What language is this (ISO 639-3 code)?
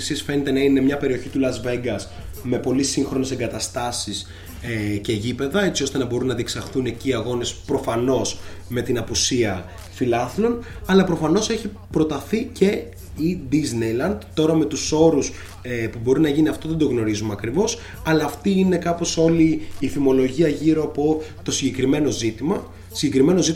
ell